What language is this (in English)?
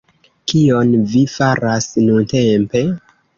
Esperanto